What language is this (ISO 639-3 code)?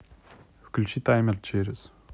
rus